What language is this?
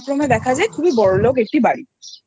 Bangla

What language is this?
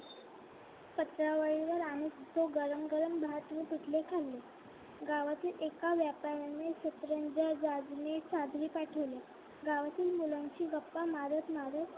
Marathi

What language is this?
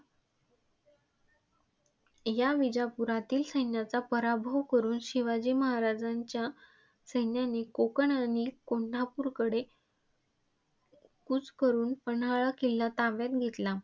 Marathi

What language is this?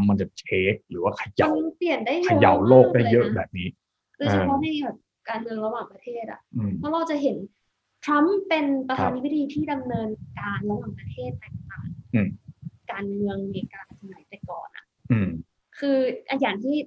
Thai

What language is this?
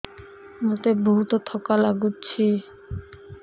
Odia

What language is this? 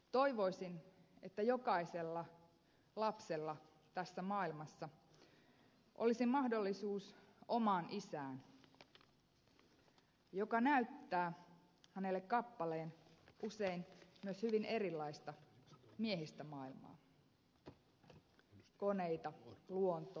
Finnish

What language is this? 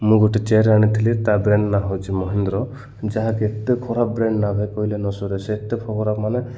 Odia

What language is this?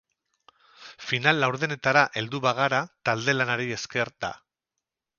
Basque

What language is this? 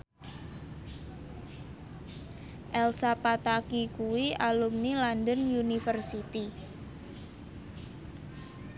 Javanese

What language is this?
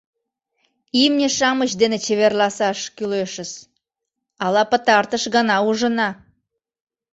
Mari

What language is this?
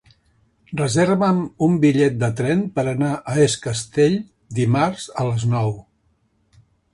Catalan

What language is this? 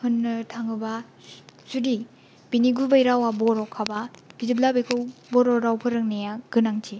Bodo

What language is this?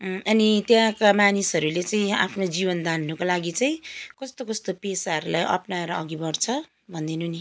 Nepali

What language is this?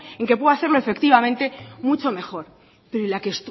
Spanish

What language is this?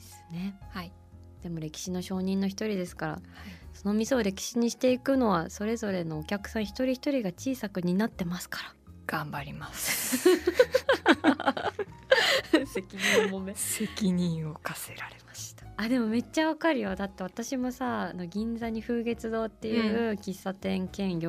Japanese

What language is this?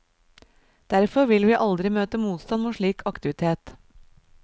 Norwegian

